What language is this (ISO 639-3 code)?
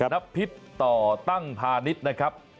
tha